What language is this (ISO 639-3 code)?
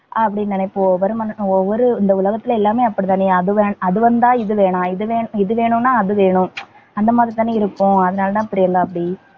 tam